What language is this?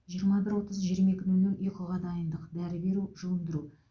Kazakh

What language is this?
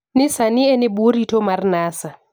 Luo (Kenya and Tanzania)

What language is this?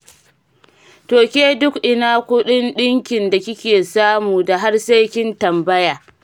Hausa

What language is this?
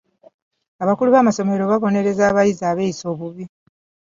Ganda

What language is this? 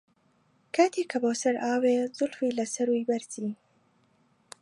Central Kurdish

